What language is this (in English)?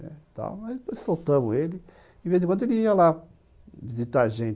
Portuguese